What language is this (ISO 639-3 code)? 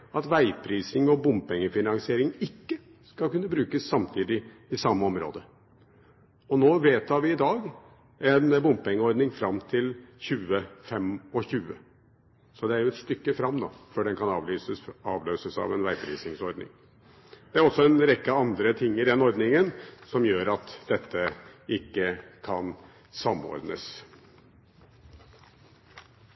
nor